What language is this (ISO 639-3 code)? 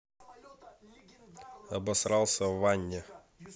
rus